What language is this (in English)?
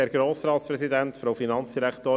Swiss German